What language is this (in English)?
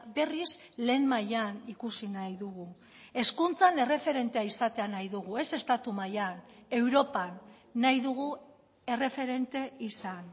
Basque